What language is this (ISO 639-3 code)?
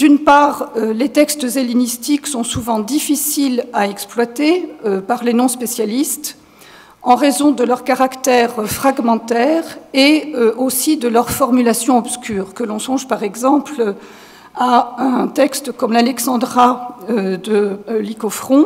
fra